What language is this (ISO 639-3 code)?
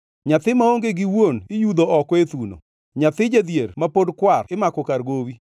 luo